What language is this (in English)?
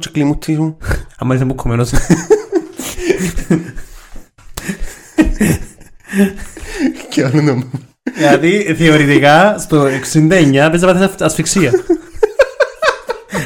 Greek